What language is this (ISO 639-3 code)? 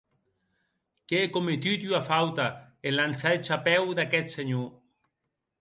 oci